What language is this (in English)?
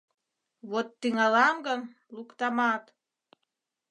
Mari